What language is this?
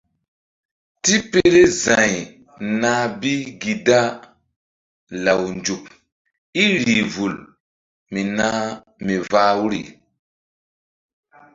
Mbum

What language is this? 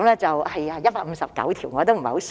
Cantonese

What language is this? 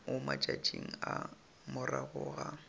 Northern Sotho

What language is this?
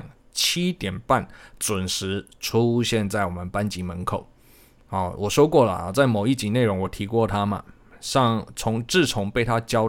Chinese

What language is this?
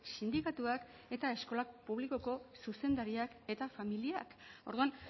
Basque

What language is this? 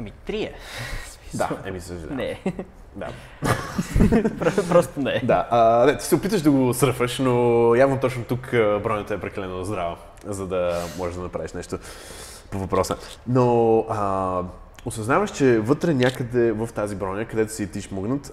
Bulgarian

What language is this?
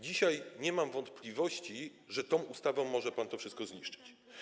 Polish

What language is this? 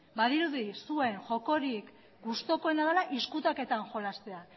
Basque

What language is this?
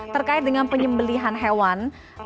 Indonesian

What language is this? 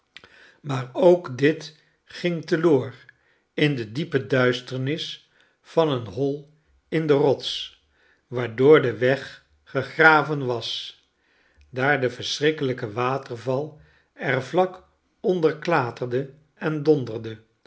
Dutch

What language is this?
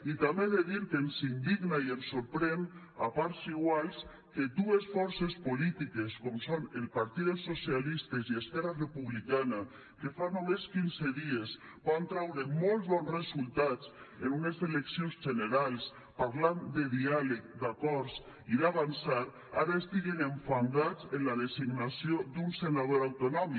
Catalan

